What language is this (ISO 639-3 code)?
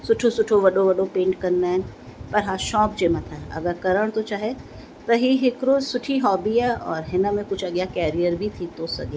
snd